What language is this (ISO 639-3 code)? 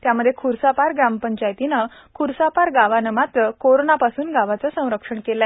mar